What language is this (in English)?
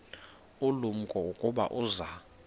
Xhosa